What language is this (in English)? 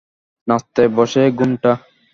Bangla